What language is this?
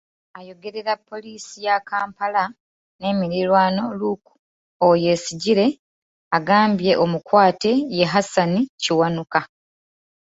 Ganda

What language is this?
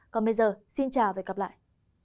Vietnamese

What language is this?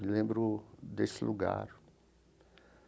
Portuguese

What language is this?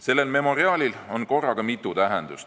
Estonian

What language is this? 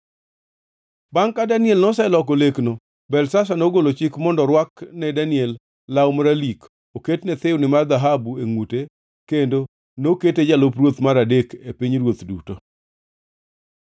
Luo (Kenya and Tanzania)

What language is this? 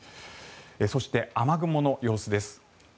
Japanese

